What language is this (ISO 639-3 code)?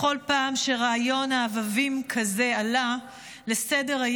heb